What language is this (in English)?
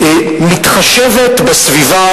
Hebrew